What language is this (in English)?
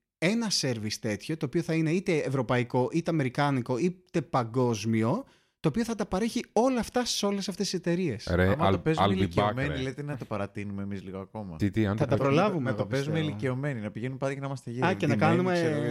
Greek